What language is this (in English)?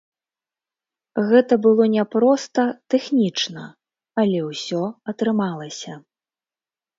Belarusian